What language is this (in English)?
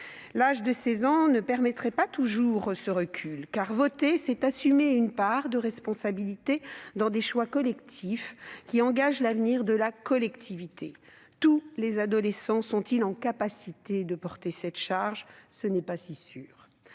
French